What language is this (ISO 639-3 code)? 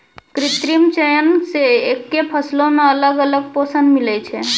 mai